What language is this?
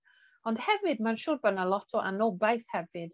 Welsh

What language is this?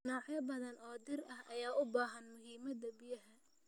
Somali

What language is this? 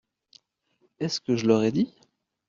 French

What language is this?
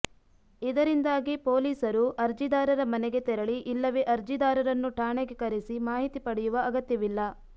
Kannada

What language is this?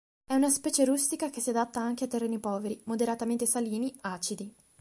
Italian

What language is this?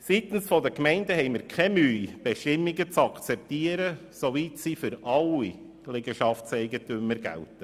Swiss German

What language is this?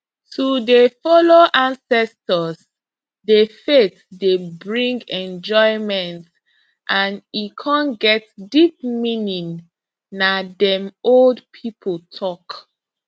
Nigerian Pidgin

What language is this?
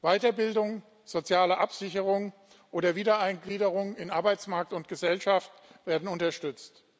German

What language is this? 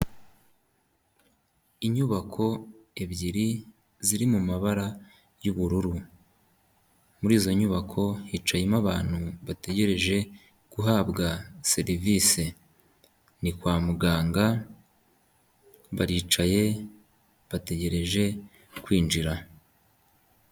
Kinyarwanda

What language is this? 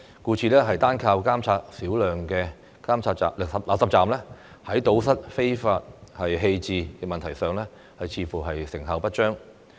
Cantonese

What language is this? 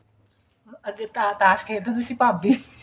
Punjabi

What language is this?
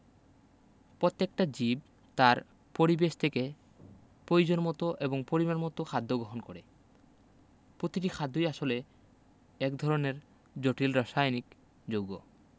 Bangla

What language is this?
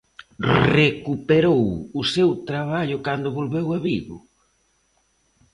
Galician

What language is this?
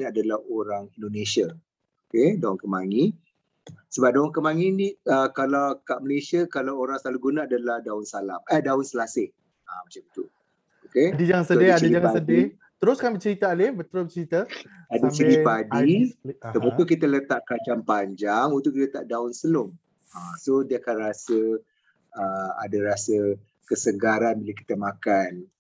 Malay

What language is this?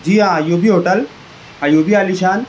Urdu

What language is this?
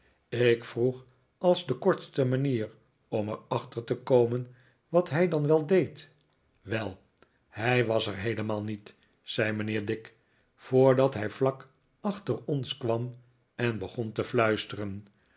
Dutch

